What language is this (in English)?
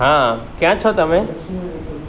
Gujarati